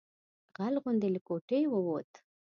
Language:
Pashto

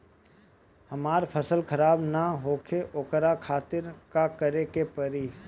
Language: Bhojpuri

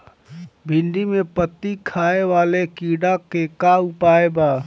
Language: Bhojpuri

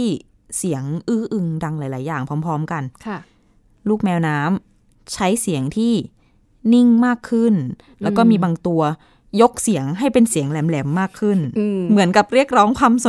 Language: Thai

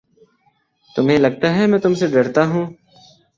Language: Urdu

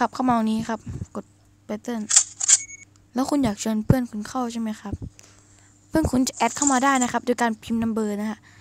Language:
Thai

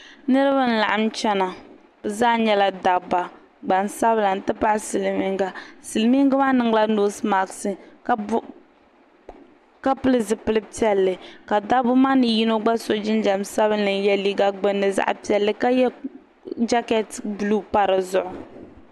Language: Dagbani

